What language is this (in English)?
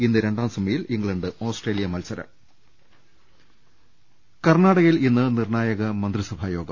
Malayalam